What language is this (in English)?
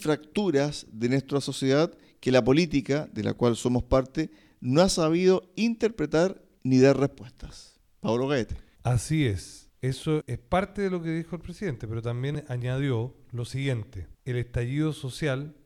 Spanish